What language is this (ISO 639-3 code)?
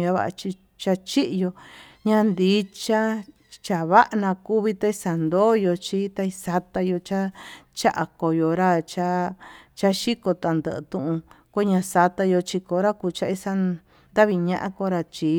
mtu